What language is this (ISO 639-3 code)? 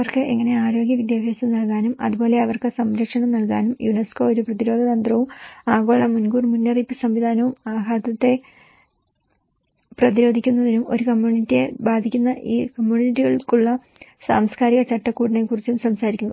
mal